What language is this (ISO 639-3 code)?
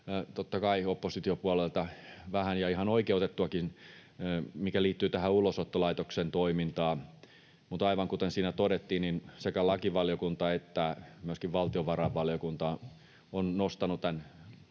fin